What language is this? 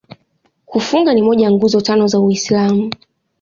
Swahili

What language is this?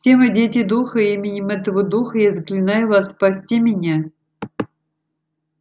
Russian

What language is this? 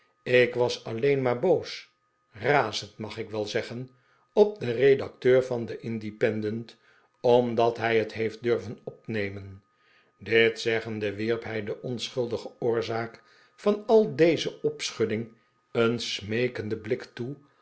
Dutch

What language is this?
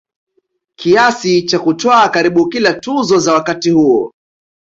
Swahili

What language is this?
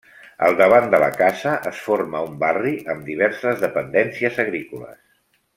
Catalan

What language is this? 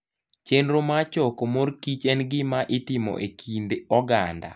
Luo (Kenya and Tanzania)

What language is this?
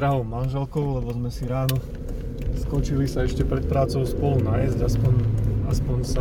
Slovak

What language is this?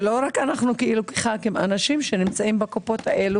Hebrew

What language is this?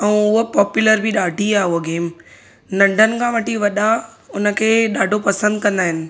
Sindhi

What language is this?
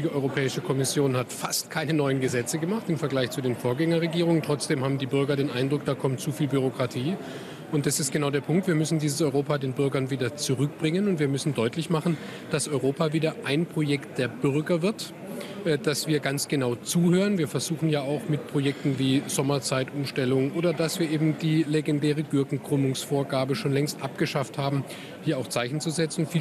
German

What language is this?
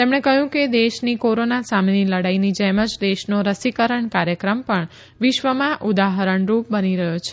Gujarati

